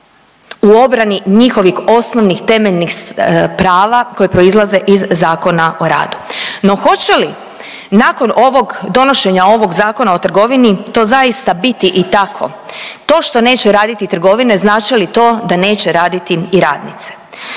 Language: Croatian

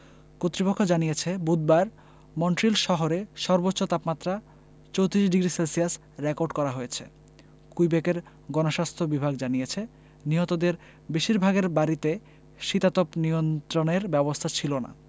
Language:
Bangla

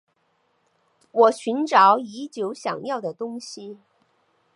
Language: Chinese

